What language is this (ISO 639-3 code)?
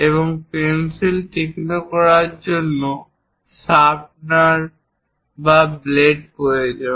ben